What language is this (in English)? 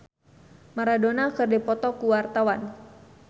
Sundanese